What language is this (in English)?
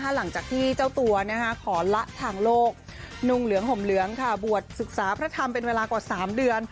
Thai